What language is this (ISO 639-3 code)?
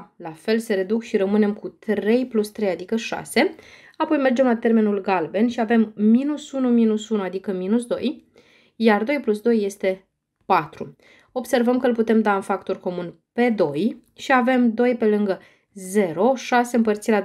ron